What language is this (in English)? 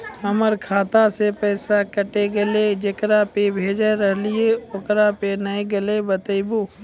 Maithili